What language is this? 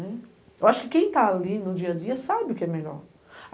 Portuguese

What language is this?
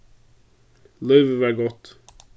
Faroese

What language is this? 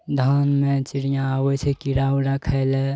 Maithili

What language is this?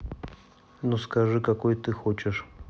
Russian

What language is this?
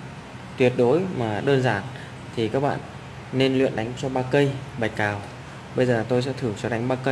Vietnamese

